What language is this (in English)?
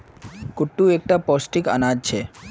Magahi